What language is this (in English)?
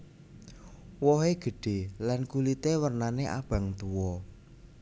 Javanese